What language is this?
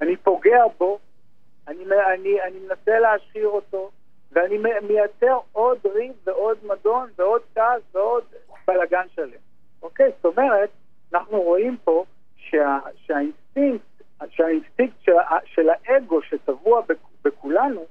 Hebrew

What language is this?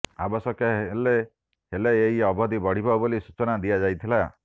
Odia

